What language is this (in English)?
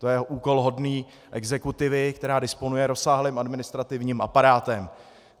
Czech